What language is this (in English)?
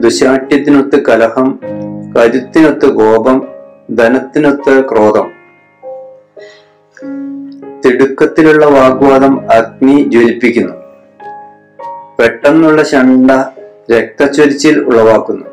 Malayalam